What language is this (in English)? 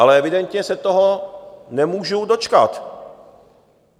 Czech